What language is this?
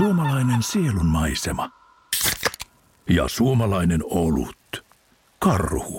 Finnish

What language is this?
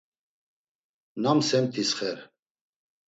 Laz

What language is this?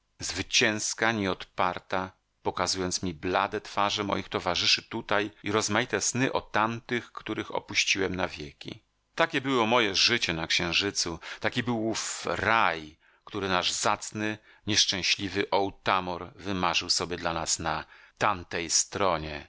Polish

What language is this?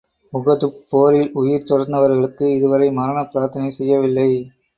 Tamil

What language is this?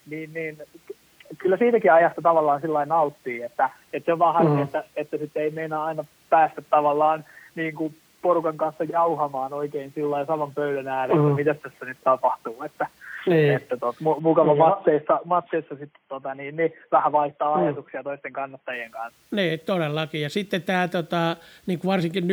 Finnish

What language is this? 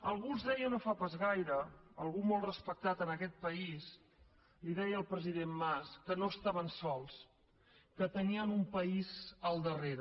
Catalan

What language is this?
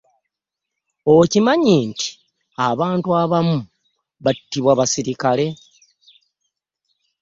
Ganda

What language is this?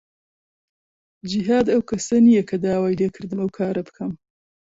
Central Kurdish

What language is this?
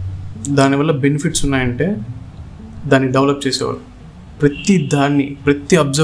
Telugu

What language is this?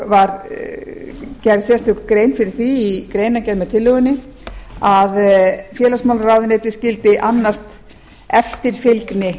Icelandic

